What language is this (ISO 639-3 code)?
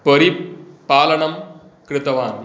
san